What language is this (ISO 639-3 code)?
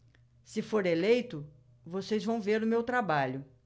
por